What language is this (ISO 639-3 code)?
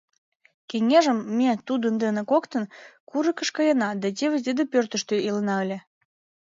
chm